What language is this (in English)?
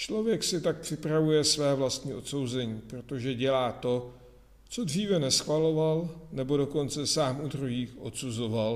Czech